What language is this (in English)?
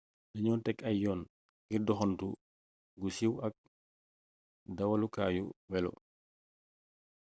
Wolof